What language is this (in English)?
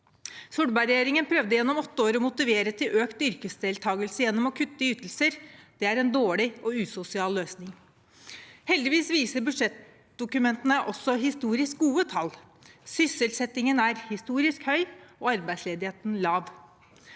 Norwegian